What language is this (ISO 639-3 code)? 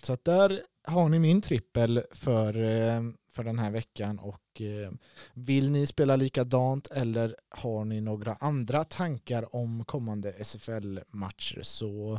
swe